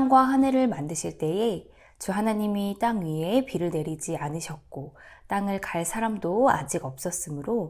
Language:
Korean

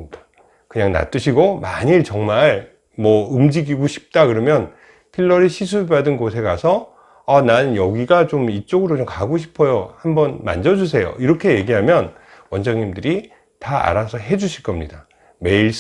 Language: Korean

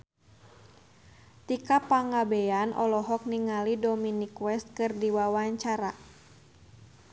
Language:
Sundanese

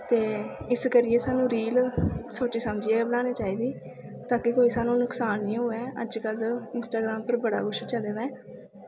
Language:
Dogri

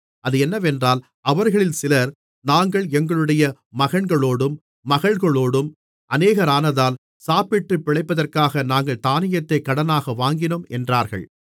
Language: Tamil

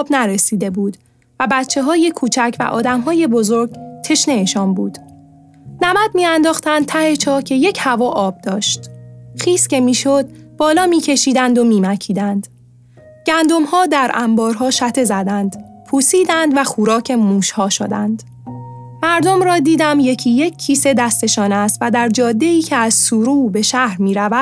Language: Persian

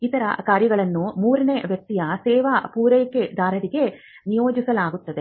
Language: Kannada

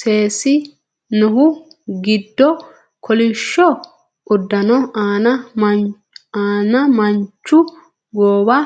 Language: Sidamo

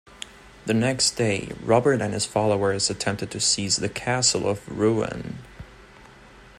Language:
English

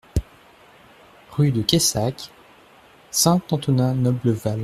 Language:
French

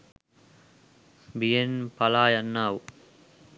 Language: Sinhala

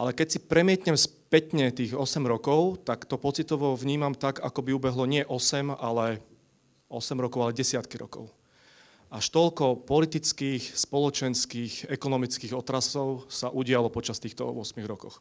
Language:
Slovak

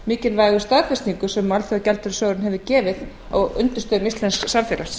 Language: Icelandic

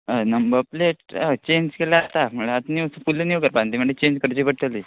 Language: Konkani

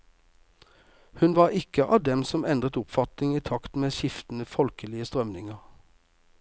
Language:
Norwegian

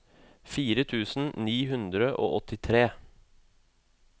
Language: Norwegian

